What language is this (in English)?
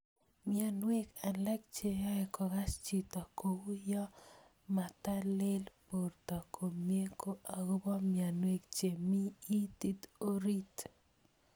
Kalenjin